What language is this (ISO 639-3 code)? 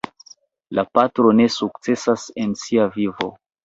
epo